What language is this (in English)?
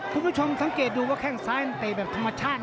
Thai